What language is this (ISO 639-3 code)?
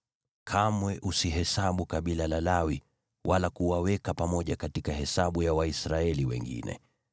swa